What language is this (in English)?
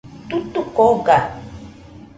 Nüpode Huitoto